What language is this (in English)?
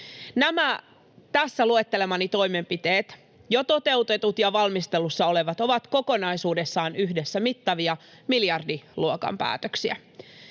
Finnish